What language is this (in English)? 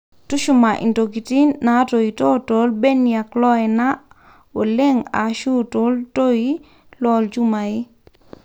Masai